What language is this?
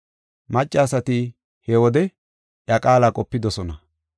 Gofa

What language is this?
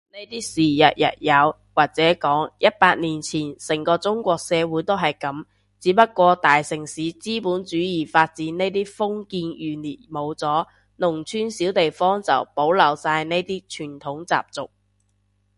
Cantonese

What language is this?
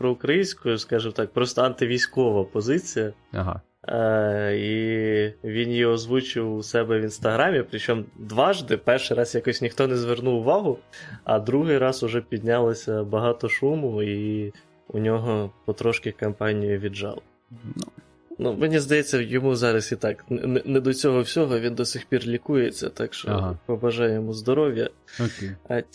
Ukrainian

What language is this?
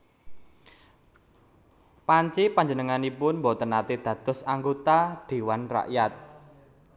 Javanese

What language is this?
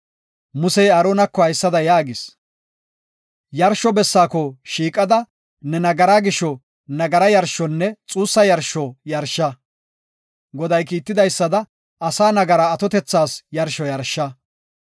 Gofa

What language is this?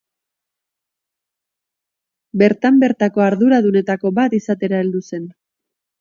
Basque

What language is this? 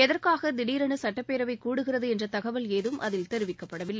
Tamil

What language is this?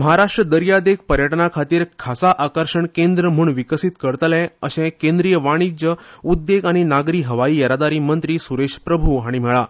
Konkani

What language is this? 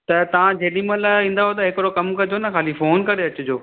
Sindhi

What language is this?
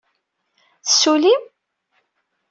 Kabyle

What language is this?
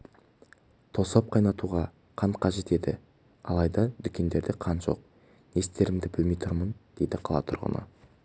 Kazakh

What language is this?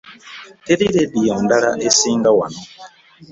Ganda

